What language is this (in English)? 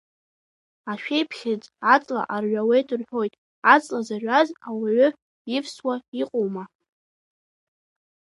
Abkhazian